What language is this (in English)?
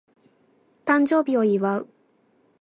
Japanese